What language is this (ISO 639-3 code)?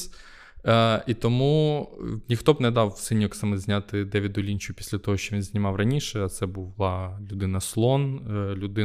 ukr